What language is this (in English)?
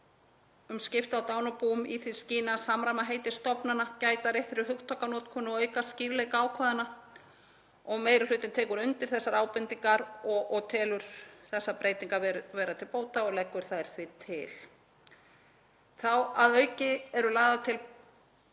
Icelandic